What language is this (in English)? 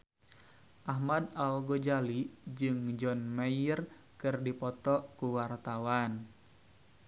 Sundanese